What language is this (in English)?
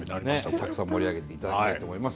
Japanese